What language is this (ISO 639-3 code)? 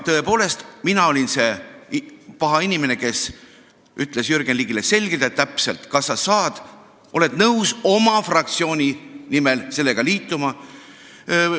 est